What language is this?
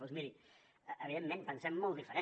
Catalan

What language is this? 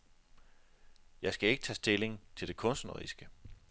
Danish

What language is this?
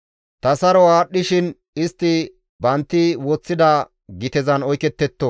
Gamo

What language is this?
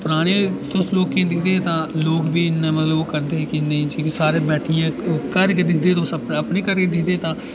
Dogri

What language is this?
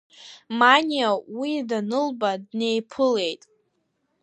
Abkhazian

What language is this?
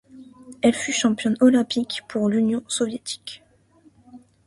French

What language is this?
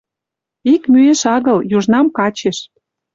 Western Mari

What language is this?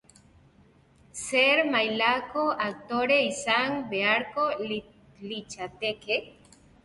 Basque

